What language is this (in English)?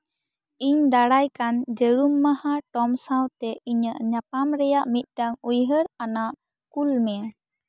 Santali